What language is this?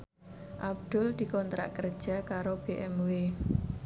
Javanese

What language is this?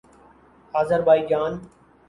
Urdu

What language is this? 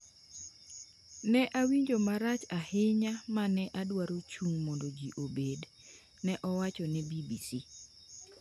Luo (Kenya and Tanzania)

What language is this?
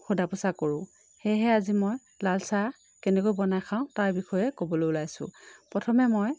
Assamese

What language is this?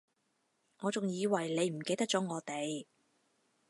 Cantonese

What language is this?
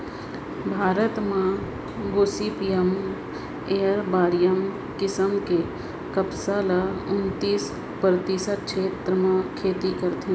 Chhattisgarhi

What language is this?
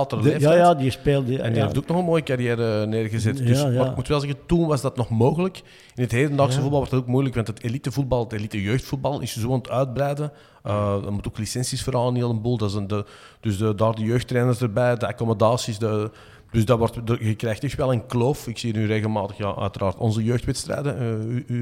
Dutch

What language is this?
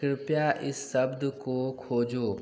Hindi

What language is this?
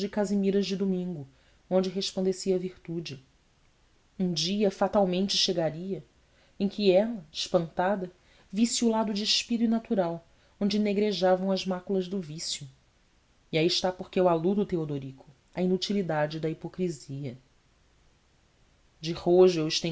Portuguese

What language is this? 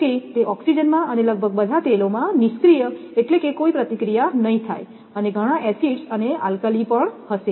Gujarati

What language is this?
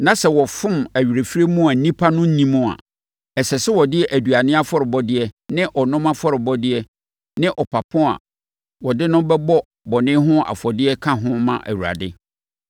Akan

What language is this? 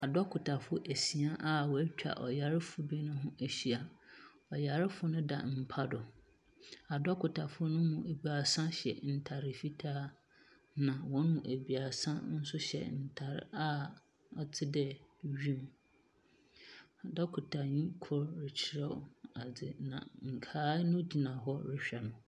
Akan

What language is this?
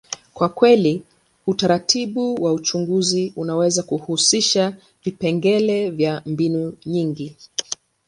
Swahili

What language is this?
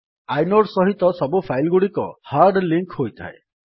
Odia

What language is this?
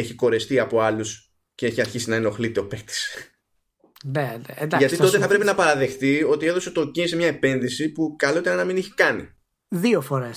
Greek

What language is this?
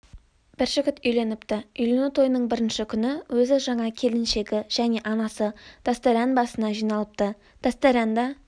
Kazakh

